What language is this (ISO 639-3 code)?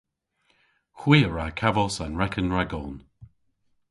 cor